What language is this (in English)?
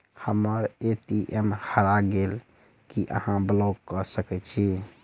Maithili